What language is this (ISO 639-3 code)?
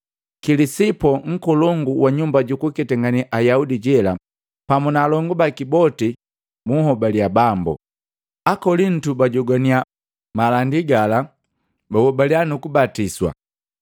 mgv